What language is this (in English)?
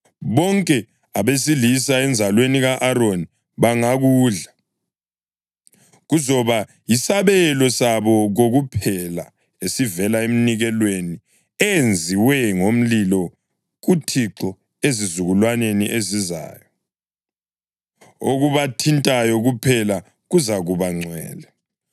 North Ndebele